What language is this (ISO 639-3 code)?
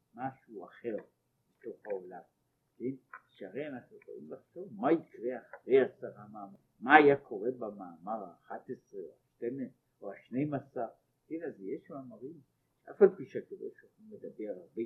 heb